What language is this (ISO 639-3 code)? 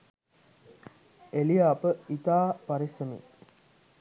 sin